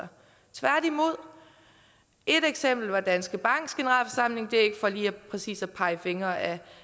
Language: Danish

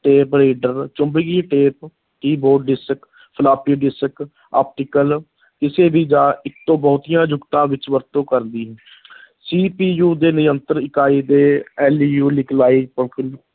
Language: Punjabi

